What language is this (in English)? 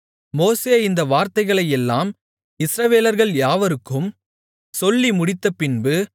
Tamil